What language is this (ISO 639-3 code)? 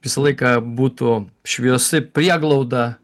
lit